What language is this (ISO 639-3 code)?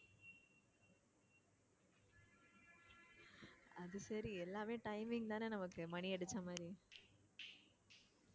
tam